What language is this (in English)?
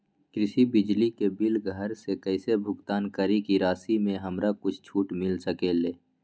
Magahi